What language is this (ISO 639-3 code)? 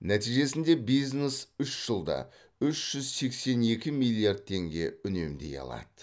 kaz